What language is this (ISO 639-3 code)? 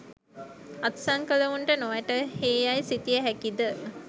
sin